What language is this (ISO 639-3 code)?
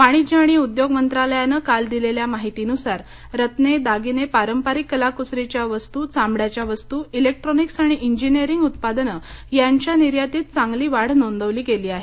mar